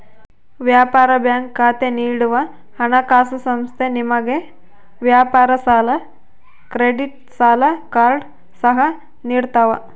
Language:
Kannada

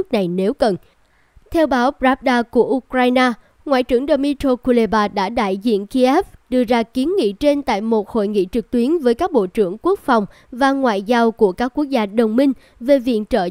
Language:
Vietnamese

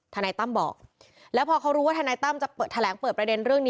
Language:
Thai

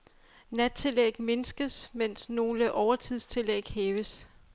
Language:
Danish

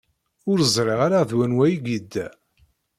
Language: Kabyle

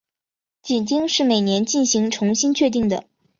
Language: Chinese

